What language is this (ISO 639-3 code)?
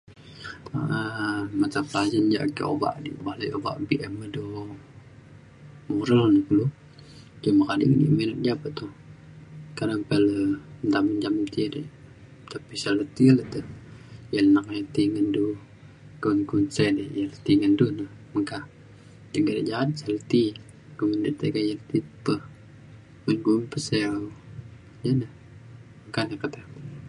xkl